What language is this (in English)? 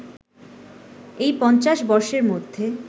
Bangla